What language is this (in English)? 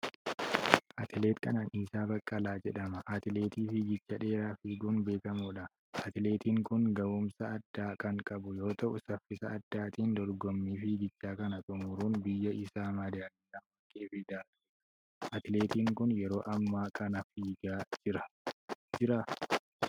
Oromo